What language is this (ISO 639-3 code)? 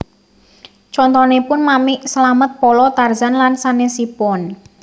jav